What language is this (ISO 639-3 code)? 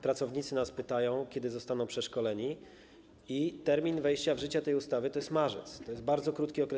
pol